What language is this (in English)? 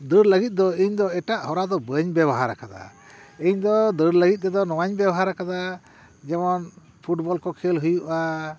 Santali